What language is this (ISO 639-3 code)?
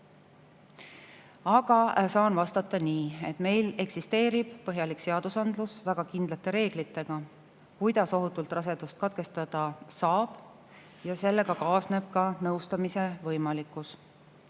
est